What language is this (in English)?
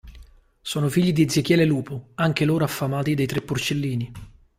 Italian